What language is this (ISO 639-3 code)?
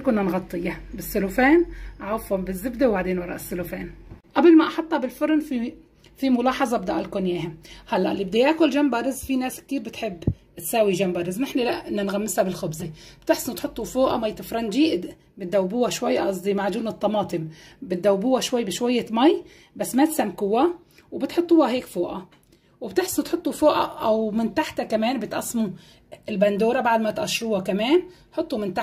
ara